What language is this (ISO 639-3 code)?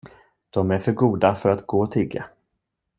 swe